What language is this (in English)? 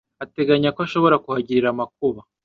Kinyarwanda